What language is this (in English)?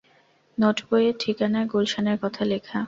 Bangla